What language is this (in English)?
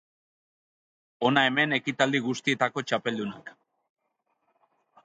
Basque